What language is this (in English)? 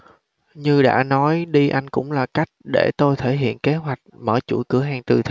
Vietnamese